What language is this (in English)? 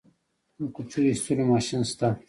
Pashto